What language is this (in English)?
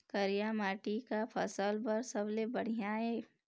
Chhattisgarhi